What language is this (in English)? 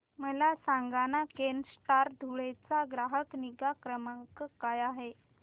Marathi